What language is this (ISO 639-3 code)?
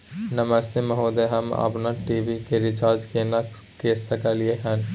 mai